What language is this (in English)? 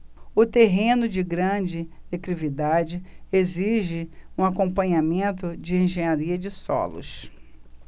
Portuguese